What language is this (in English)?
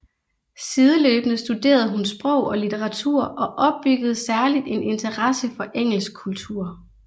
Danish